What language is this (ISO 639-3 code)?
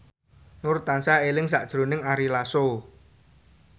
jav